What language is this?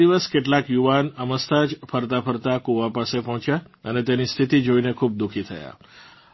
Gujarati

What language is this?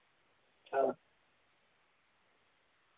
Dogri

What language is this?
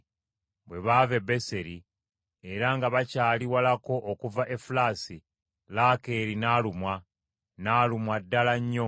Ganda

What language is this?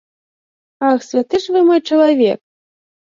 Belarusian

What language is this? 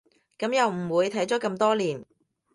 Cantonese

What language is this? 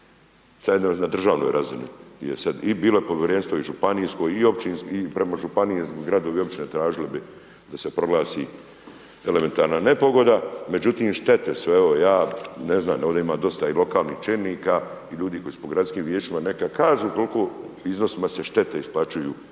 Croatian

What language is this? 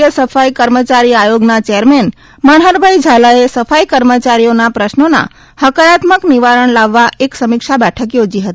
Gujarati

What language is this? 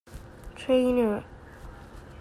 Divehi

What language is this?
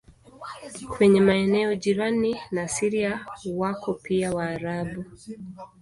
Swahili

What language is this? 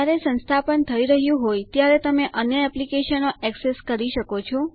Gujarati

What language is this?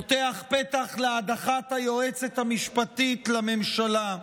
Hebrew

